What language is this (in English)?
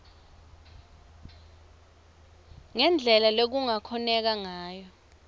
Swati